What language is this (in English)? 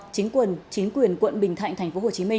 Vietnamese